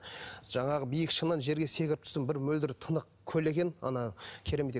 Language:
Kazakh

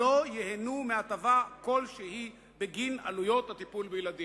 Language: Hebrew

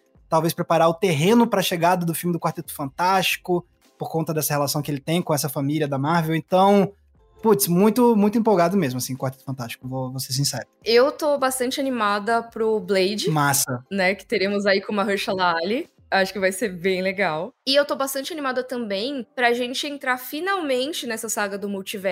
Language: Portuguese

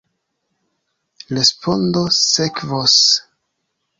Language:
Esperanto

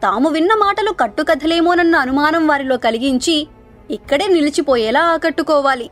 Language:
Telugu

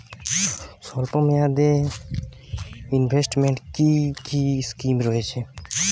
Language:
Bangla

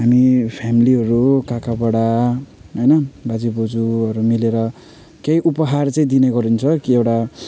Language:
Nepali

